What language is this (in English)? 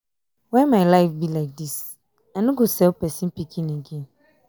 Nigerian Pidgin